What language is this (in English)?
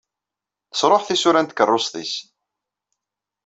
Kabyle